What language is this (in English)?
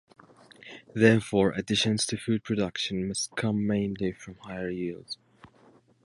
English